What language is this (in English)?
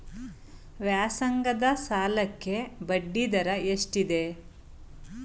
Kannada